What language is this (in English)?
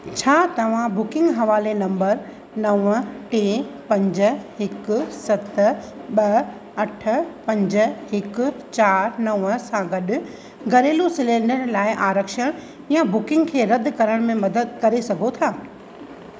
Sindhi